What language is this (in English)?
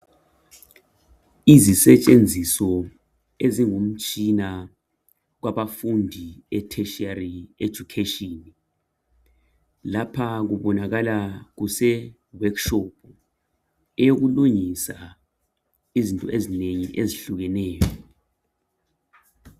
North Ndebele